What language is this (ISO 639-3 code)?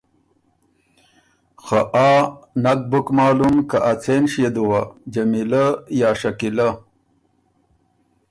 oru